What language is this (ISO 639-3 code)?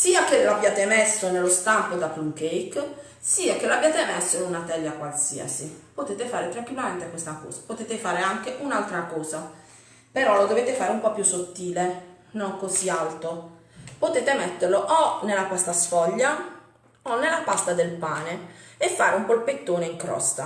ita